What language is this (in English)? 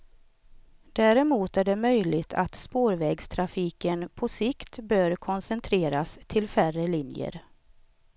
Swedish